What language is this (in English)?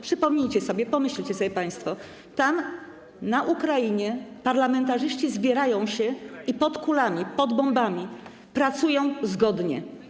Polish